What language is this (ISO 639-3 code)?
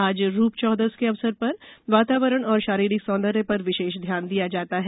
hin